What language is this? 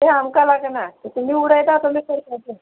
Konkani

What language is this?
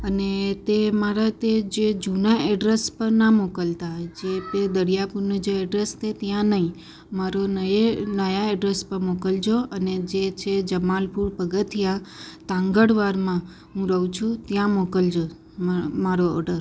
Gujarati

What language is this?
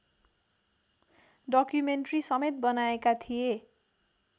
Nepali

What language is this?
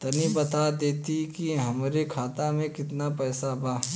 Bhojpuri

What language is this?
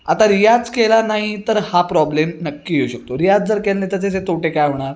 Marathi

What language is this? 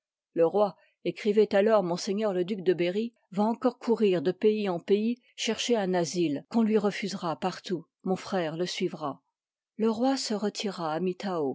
French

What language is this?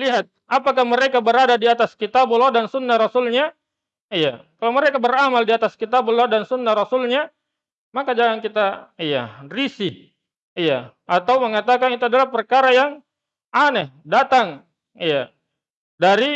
Indonesian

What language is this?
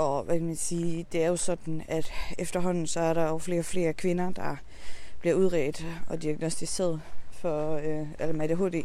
Danish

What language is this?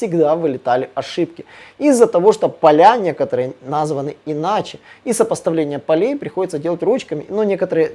Russian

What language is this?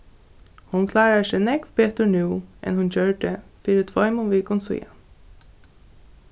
Faroese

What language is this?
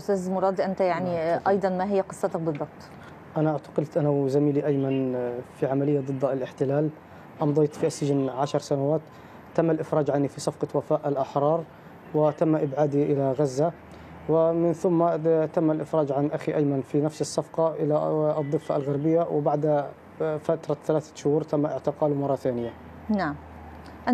Arabic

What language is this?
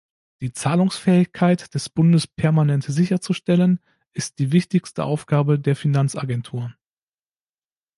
German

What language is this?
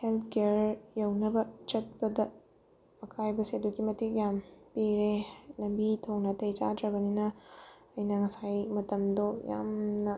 Manipuri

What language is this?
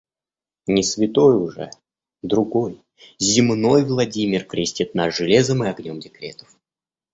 Russian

